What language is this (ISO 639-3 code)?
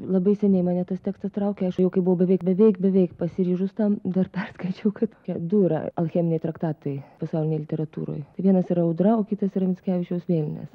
lit